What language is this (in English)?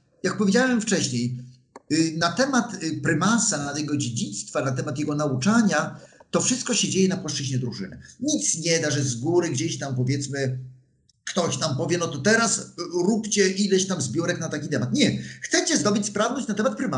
Polish